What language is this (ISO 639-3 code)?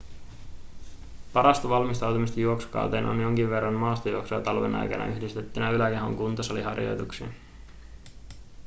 fin